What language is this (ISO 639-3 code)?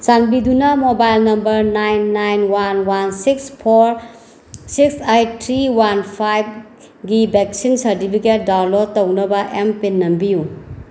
mni